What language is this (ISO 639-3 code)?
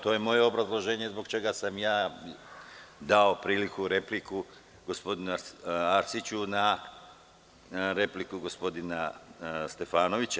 srp